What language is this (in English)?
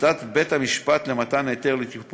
Hebrew